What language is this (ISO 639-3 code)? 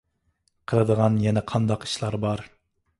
uig